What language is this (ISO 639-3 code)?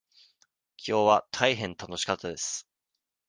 jpn